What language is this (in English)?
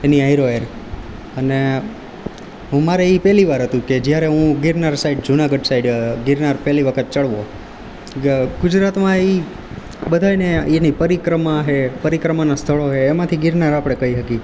Gujarati